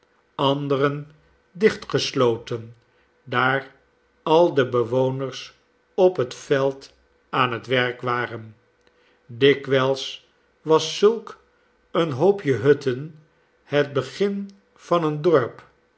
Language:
Dutch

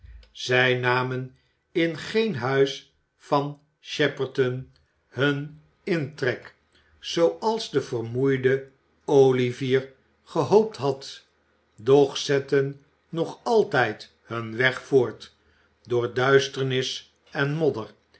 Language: Dutch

